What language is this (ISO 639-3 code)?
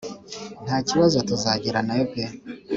kin